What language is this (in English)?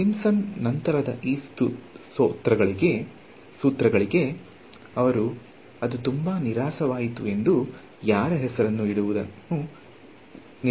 Kannada